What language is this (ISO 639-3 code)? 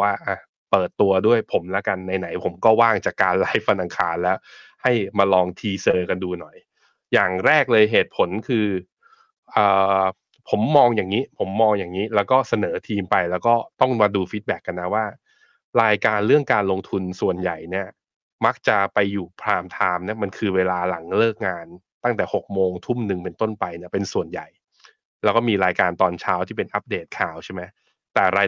tha